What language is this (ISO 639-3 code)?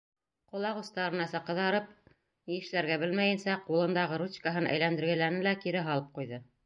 bak